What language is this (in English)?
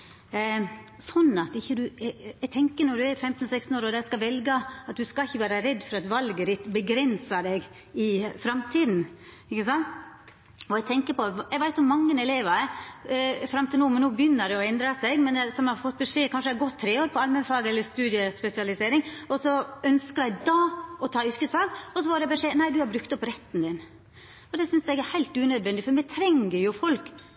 Norwegian Nynorsk